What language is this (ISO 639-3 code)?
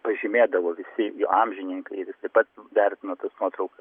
lit